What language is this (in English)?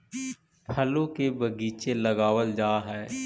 Magahi